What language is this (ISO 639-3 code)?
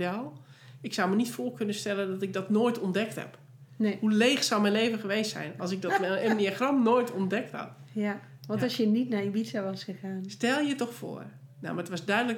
nld